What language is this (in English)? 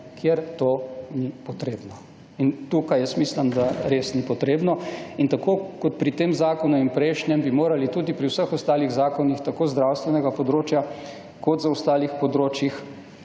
Slovenian